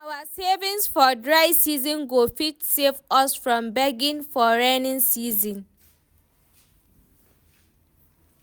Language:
Nigerian Pidgin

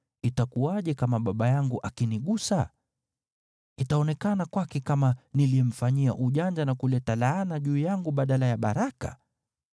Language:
Swahili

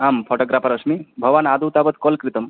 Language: Sanskrit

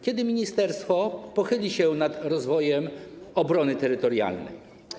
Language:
Polish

